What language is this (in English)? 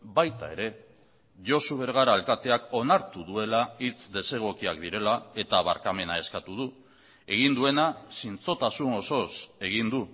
Basque